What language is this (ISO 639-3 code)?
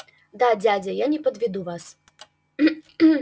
rus